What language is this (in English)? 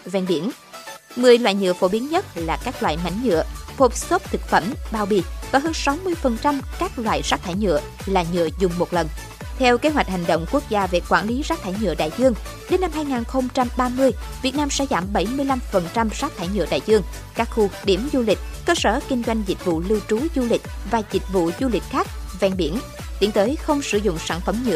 Vietnamese